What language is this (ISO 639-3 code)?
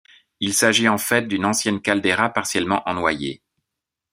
fra